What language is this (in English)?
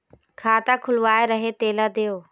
Chhattisgarhi